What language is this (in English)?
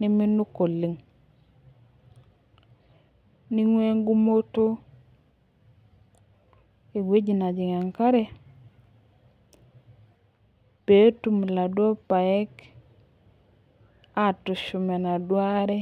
Masai